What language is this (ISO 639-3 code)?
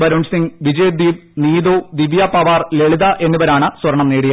mal